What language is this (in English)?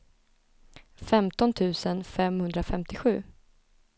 Swedish